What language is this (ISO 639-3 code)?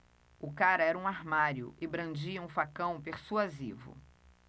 por